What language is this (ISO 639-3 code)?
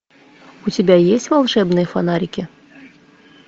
rus